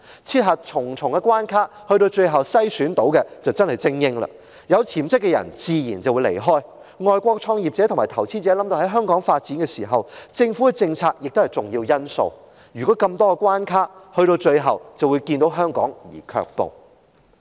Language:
Cantonese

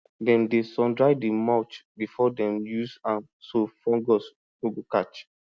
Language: Nigerian Pidgin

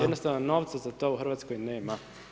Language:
Croatian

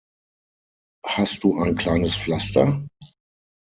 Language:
German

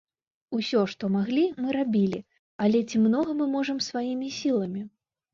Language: Belarusian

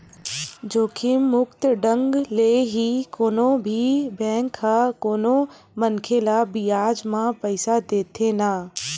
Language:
Chhattisgarhi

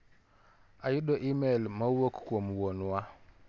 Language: Luo (Kenya and Tanzania)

